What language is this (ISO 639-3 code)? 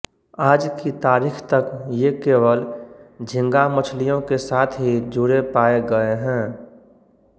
hin